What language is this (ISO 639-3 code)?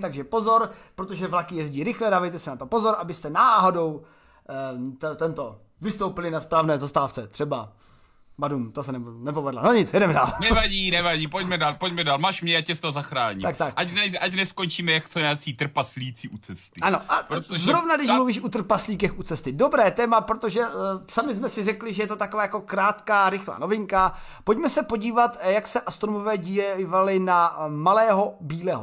ces